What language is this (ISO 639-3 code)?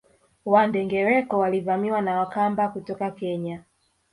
swa